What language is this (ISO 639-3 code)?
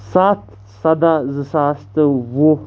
kas